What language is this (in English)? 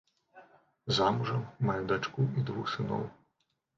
Belarusian